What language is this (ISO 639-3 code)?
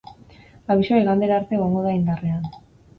eus